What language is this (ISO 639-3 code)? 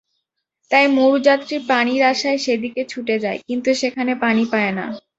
ben